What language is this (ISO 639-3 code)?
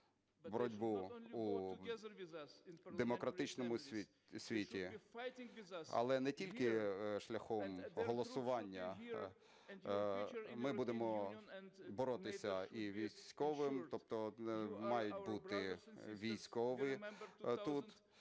ukr